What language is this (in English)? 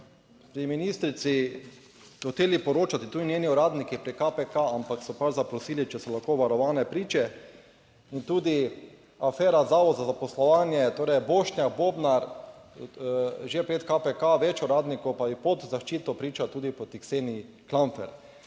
Slovenian